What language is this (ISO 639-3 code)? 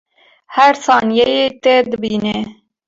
kur